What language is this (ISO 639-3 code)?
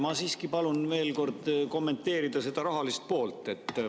est